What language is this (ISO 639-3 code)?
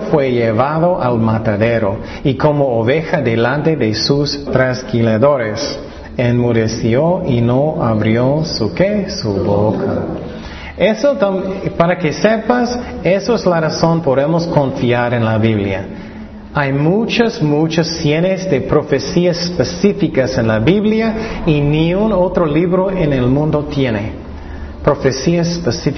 spa